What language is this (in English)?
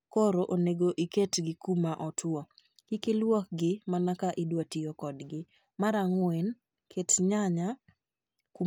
Luo (Kenya and Tanzania)